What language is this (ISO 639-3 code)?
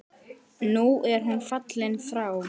isl